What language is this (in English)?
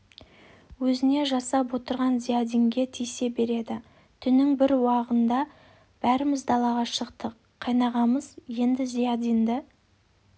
Kazakh